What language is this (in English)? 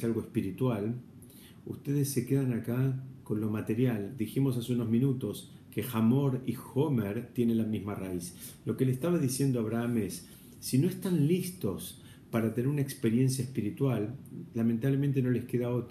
Spanish